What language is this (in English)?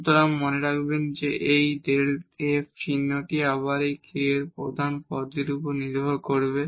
Bangla